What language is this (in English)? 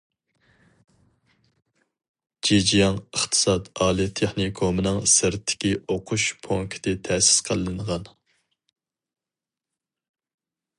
Uyghur